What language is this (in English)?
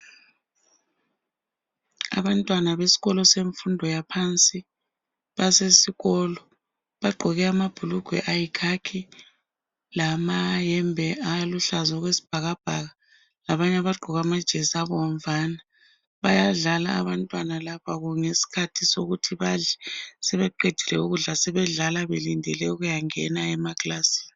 North Ndebele